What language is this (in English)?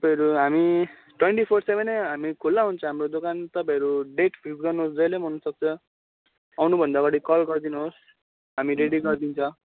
Nepali